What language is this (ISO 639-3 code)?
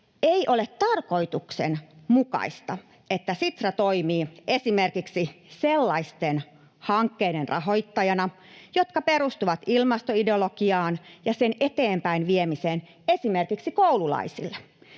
fin